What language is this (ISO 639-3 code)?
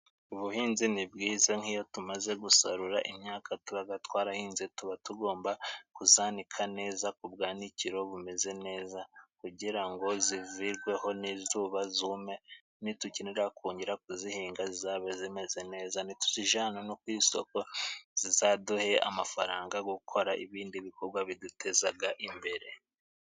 kin